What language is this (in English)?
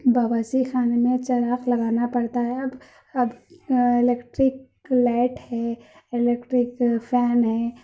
Urdu